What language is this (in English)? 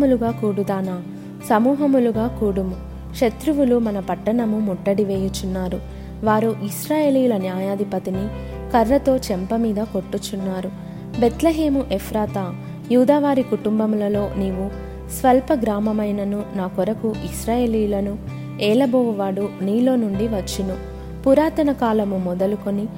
Telugu